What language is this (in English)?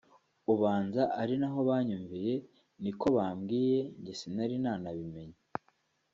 Kinyarwanda